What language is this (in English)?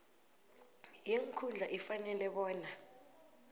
South Ndebele